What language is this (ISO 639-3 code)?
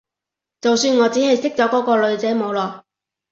yue